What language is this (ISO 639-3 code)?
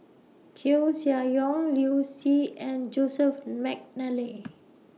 eng